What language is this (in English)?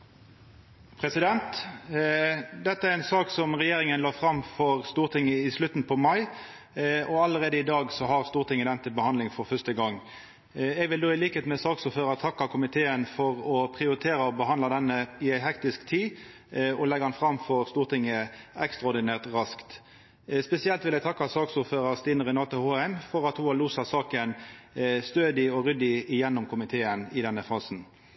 Norwegian